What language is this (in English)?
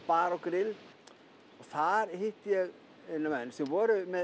Icelandic